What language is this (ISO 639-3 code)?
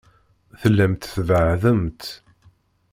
kab